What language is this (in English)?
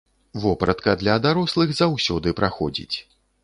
Belarusian